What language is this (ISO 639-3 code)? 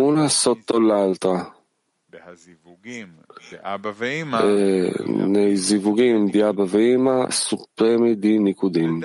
ita